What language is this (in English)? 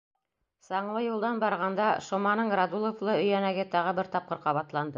Bashkir